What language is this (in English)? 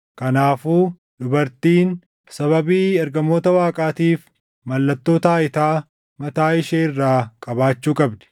Oromo